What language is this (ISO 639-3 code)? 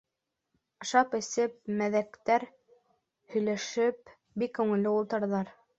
bak